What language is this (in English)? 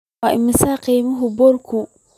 Somali